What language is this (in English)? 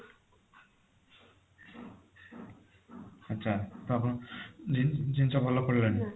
Odia